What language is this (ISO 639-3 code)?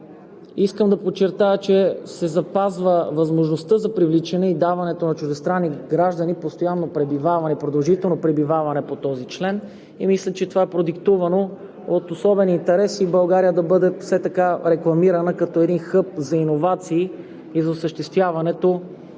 bul